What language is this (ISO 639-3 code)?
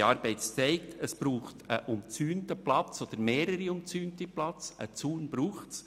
gsw